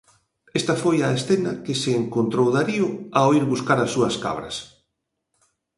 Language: Galician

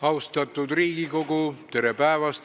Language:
Estonian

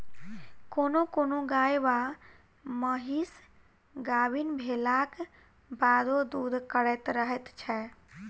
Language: Maithili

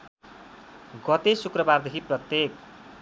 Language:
Nepali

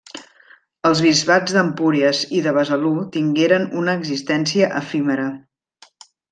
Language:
Catalan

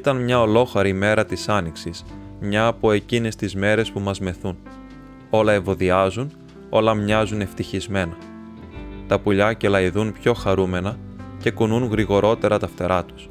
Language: Greek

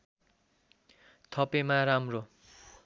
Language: Nepali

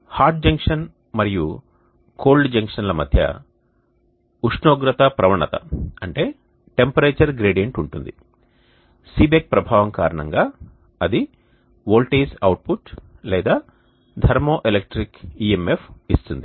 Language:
Telugu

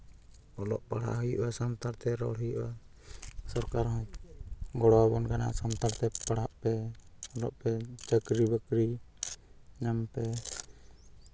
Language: Santali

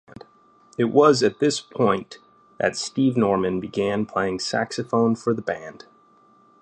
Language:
English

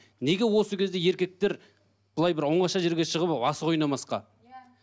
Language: Kazakh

